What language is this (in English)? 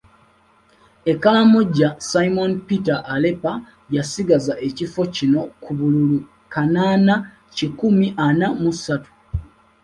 Ganda